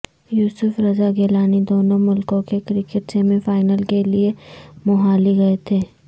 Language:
Urdu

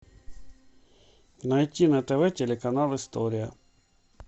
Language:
Russian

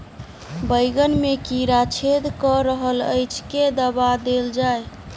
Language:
Maithili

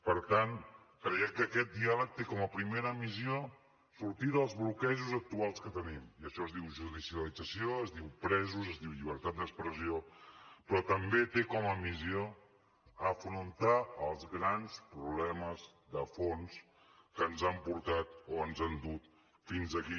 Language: Catalan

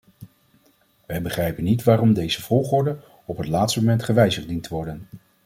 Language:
Dutch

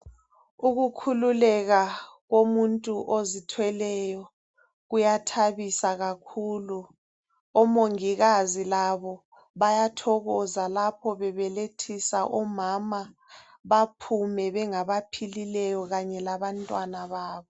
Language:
North Ndebele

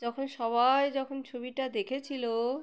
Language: Bangla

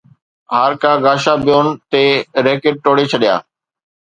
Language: Sindhi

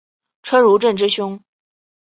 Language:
Chinese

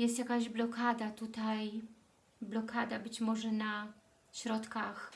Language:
Polish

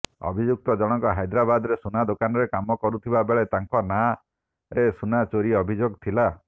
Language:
Odia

